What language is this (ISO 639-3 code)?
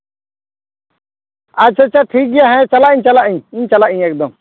sat